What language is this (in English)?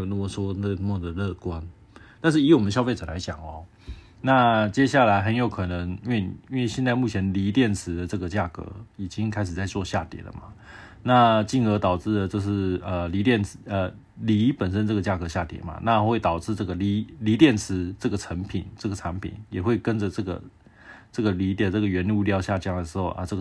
Chinese